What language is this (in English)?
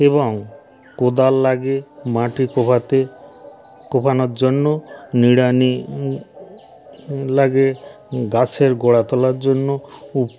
Bangla